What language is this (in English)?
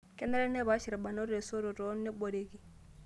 Masai